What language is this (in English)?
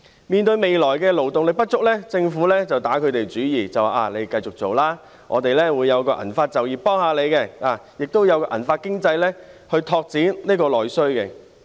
Cantonese